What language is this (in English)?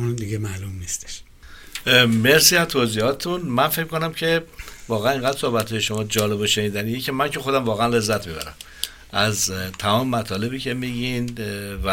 Persian